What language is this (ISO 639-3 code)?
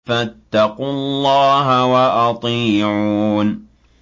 ara